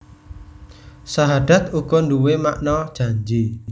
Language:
Javanese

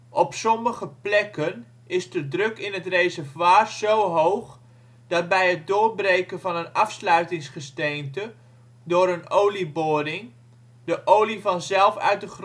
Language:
Dutch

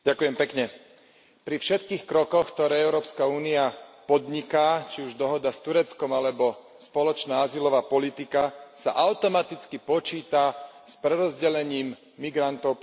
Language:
Slovak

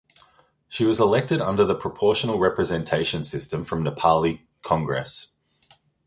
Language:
English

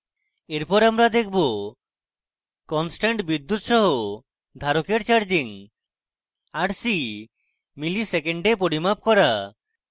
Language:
Bangla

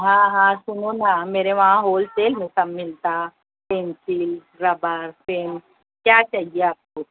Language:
Urdu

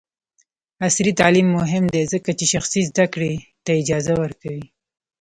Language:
Pashto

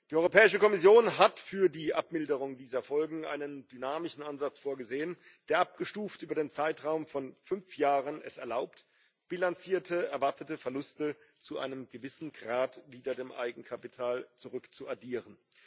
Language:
German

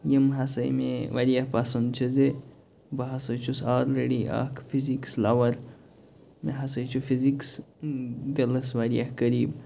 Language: Kashmiri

